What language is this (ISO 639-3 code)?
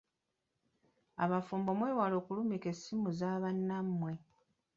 lug